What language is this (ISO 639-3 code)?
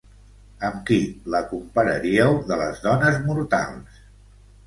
cat